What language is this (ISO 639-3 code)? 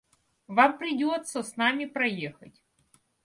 rus